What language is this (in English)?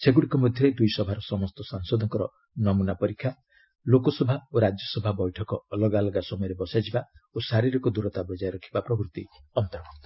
Odia